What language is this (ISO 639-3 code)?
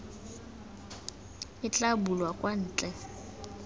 tsn